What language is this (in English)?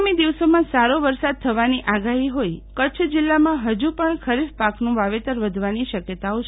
Gujarati